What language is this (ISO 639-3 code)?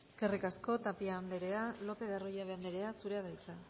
eus